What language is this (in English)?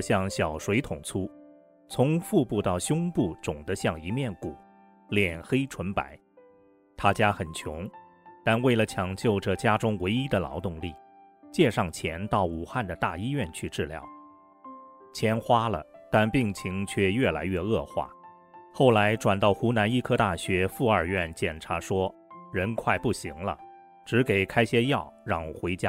Chinese